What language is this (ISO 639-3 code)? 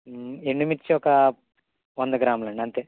tel